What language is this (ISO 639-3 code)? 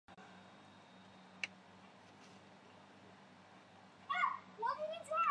zho